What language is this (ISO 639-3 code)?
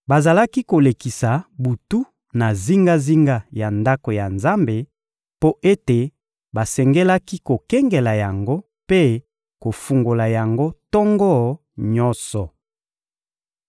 lin